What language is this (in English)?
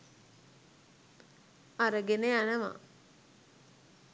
Sinhala